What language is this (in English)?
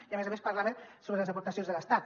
Catalan